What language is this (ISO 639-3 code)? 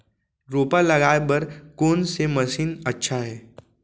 hne